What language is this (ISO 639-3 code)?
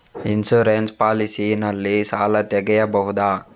kan